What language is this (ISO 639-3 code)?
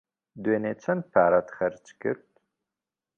ckb